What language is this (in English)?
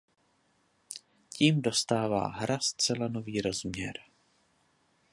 Czech